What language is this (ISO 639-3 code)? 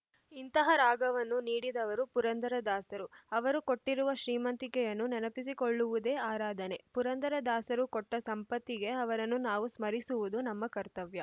kan